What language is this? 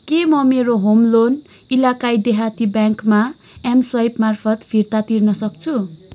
Nepali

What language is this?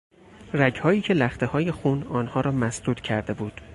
Persian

